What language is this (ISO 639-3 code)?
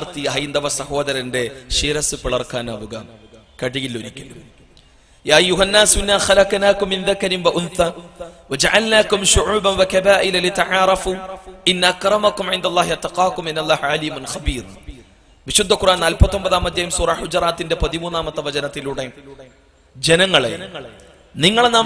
ara